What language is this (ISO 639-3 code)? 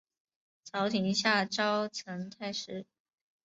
zho